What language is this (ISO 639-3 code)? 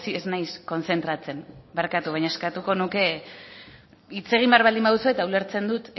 eus